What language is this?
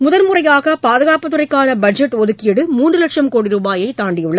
Tamil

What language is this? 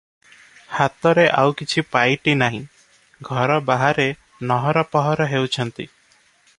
Odia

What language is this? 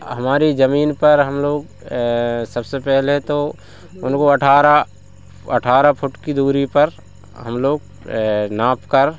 Hindi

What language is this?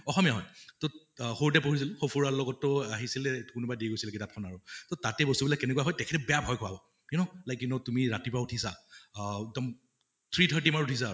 Assamese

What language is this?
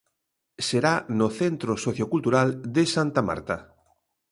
Galician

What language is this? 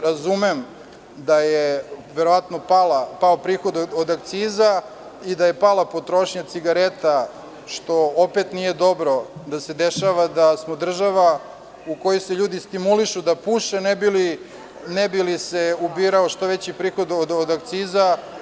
Serbian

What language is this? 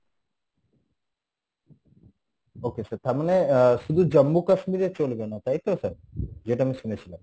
Bangla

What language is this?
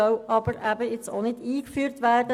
Swiss German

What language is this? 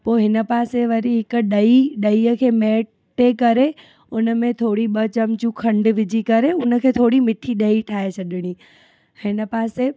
Sindhi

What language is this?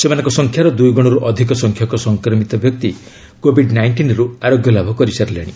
Odia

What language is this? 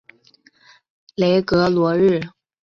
Chinese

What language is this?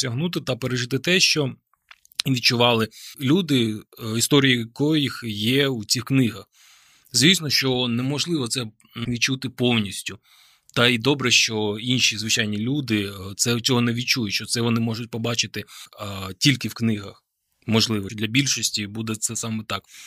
Ukrainian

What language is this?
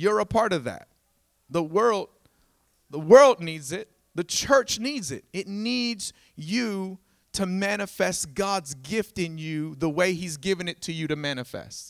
English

